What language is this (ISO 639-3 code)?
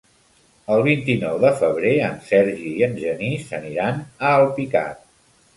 cat